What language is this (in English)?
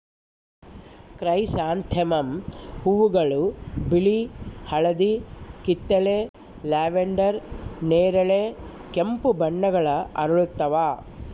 Kannada